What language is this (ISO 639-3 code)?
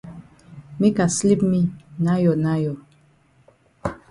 wes